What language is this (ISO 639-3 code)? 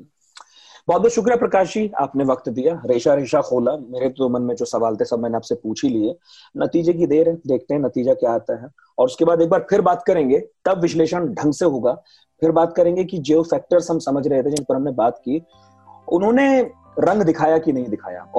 hin